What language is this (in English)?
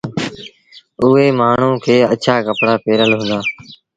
Sindhi Bhil